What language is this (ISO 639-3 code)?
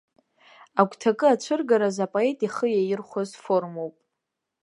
abk